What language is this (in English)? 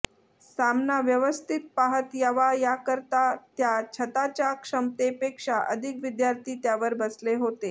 Marathi